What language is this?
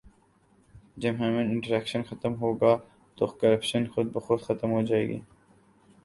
Urdu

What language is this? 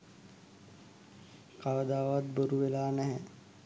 Sinhala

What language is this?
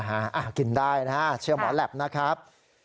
Thai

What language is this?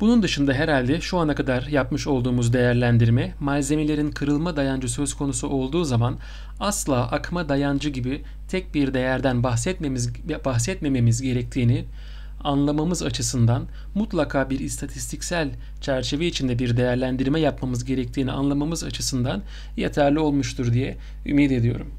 Turkish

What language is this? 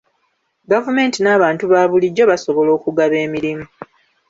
Ganda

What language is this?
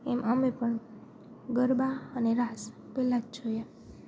Gujarati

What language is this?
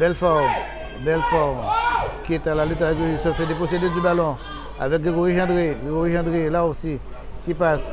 French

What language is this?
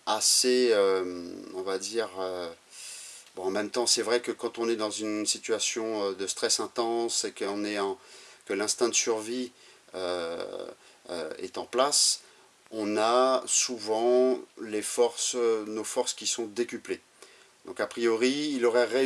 French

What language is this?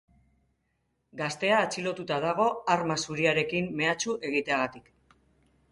Basque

